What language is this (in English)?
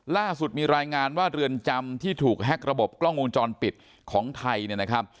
Thai